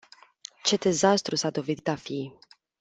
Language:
Romanian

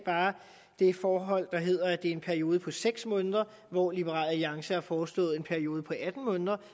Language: Danish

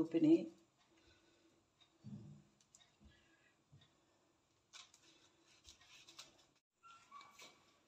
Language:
Arabic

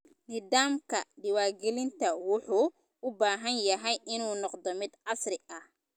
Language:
Somali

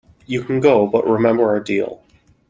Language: English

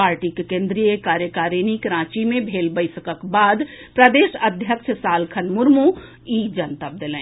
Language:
Maithili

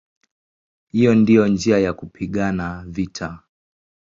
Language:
Swahili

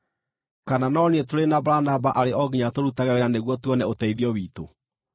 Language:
Kikuyu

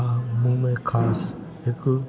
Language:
Sindhi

